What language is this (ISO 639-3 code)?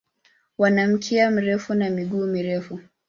swa